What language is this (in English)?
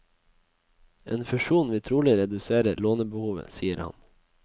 Norwegian